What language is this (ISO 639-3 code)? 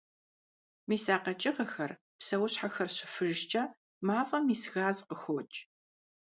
kbd